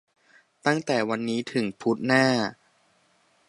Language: Thai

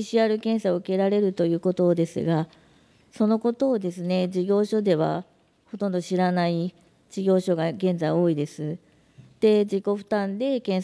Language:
Japanese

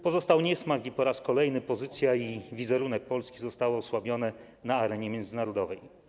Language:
Polish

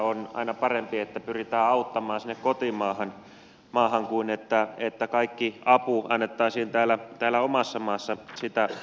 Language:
Finnish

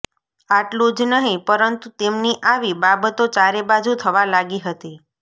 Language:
Gujarati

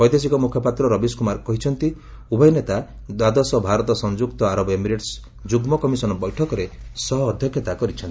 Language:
Odia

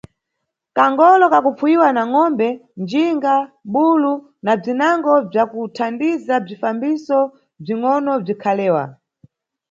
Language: Nyungwe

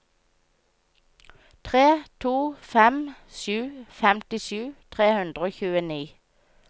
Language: Norwegian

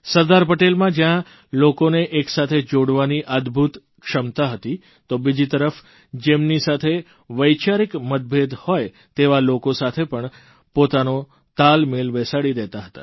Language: Gujarati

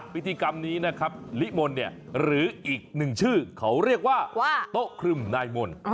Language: Thai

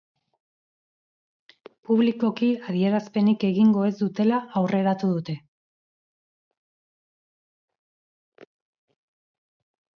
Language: Basque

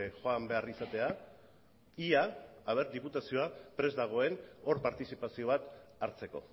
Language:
Basque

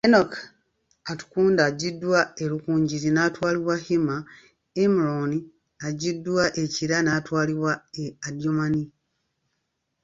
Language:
Ganda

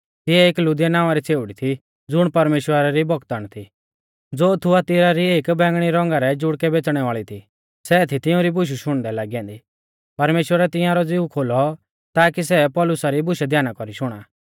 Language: Mahasu Pahari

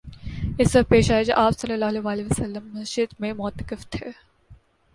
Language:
Urdu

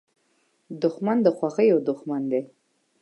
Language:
Pashto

